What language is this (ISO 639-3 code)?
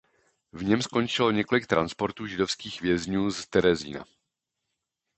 ces